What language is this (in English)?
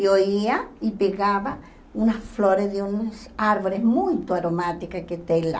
Portuguese